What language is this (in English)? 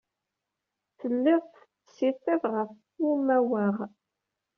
Kabyle